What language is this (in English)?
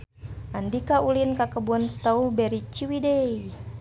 Sundanese